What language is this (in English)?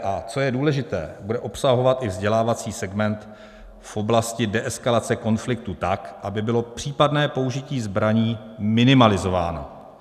Czech